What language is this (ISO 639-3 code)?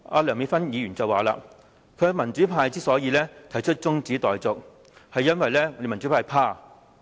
yue